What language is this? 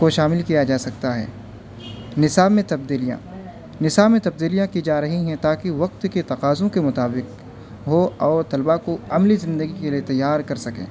Urdu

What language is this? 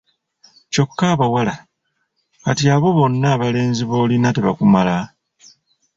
Ganda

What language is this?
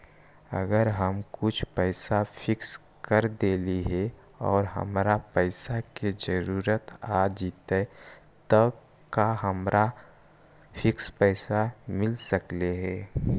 Magahi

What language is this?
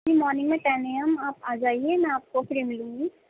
Urdu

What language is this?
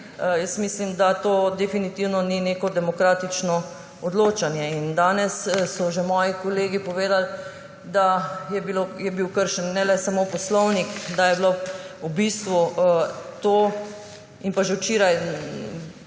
Slovenian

